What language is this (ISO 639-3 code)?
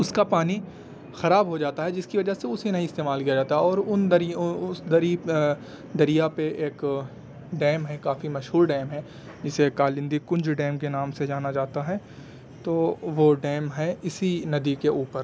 urd